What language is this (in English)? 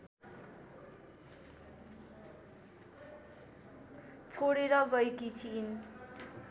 Nepali